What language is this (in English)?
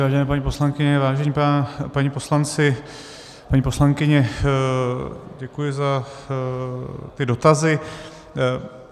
Czech